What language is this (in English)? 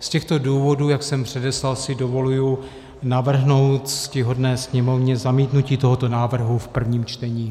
Czech